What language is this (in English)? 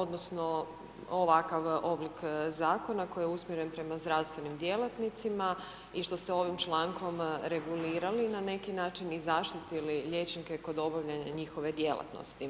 Croatian